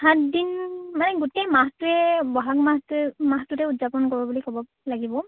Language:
Assamese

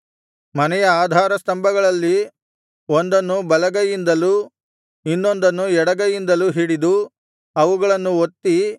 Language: Kannada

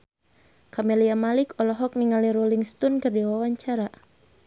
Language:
Sundanese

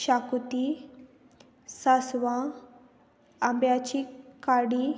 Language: Konkani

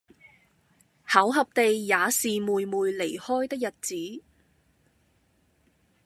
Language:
Cantonese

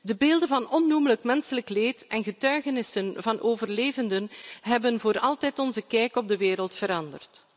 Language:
Dutch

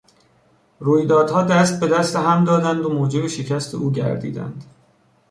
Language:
Persian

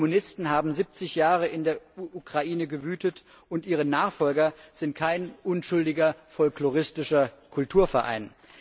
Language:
German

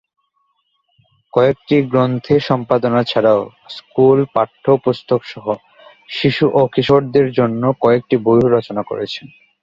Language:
Bangla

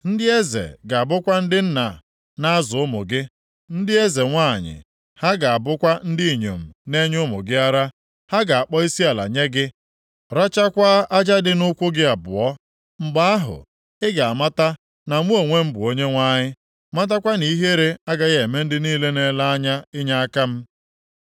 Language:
Igbo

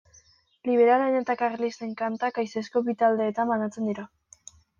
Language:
Basque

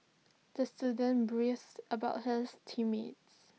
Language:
English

